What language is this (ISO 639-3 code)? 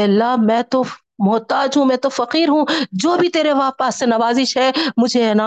urd